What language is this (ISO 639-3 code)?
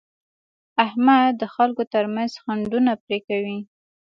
pus